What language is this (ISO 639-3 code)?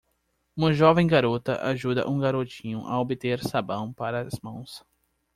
por